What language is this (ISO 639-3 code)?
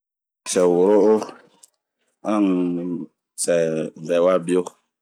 bmq